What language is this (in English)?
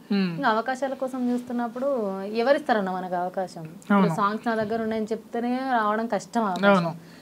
Telugu